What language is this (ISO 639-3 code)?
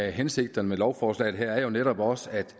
dan